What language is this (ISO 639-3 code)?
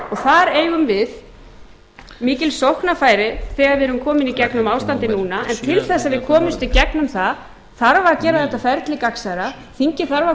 isl